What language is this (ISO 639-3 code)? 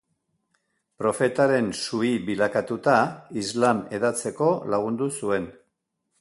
eus